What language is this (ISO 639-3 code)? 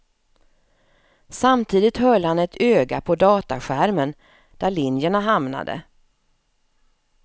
swe